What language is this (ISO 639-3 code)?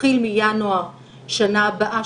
heb